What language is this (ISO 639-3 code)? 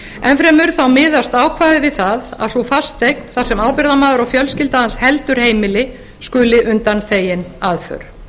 isl